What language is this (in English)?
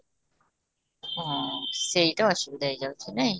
Odia